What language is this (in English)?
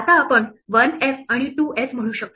Marathi